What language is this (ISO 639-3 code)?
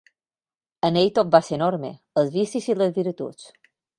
cat